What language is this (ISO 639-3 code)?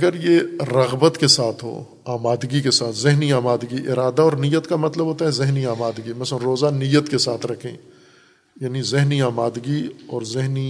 urd